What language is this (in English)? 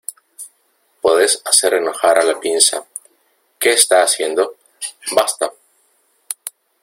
Spanish